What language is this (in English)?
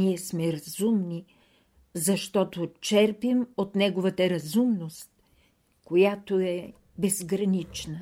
Bulgarian